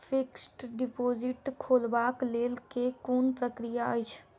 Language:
Maithili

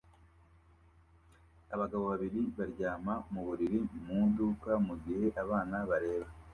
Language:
Kinyarwanda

